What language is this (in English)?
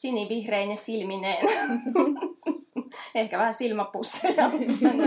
Finnish